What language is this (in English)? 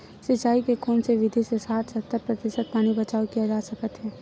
Chhattisgarhi